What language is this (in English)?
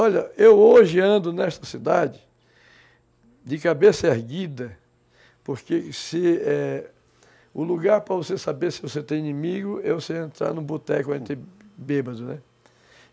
Portuguese